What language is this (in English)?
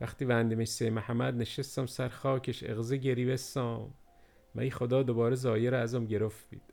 Persian